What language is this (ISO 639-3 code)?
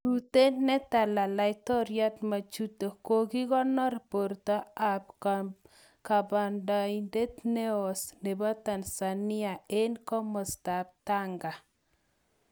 kln